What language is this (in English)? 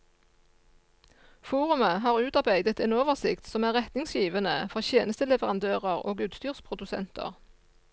Norwegian